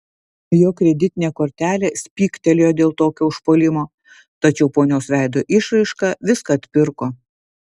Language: Lithuanian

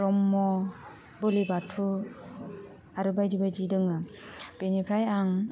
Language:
Bodo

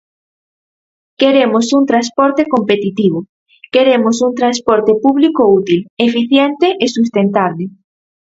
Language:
Galician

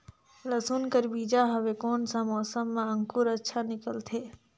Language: Chhattisgarhi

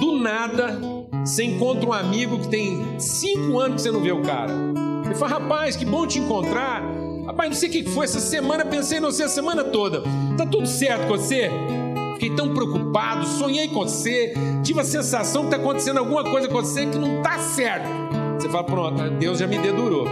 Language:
Portuguese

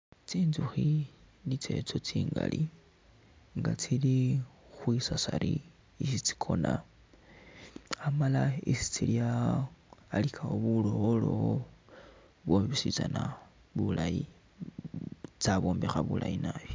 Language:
Masaaba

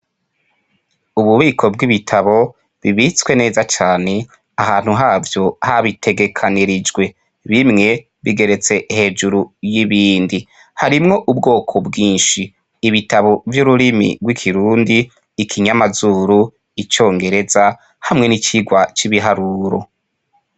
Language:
Rundi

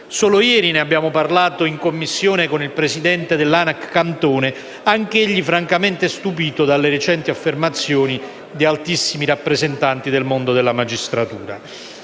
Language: Italian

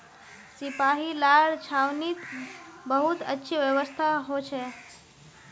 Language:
Magahi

